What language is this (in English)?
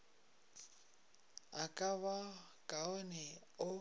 Northern Sotho